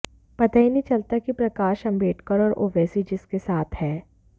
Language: Hindi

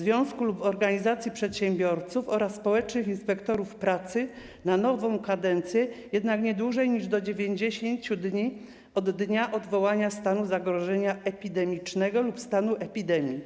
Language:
Polish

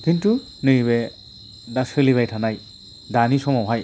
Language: Bodo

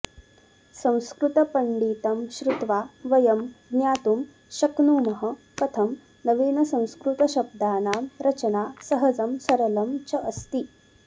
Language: Sanskrit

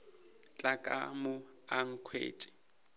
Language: Northern Sotho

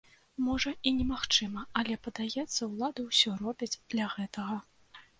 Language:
Belarusian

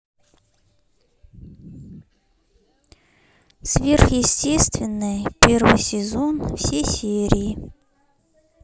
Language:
Russian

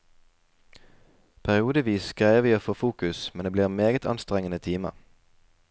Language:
Norwegian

